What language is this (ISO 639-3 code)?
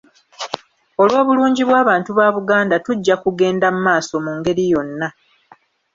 lug